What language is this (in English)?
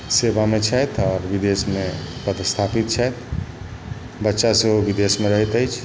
Maithili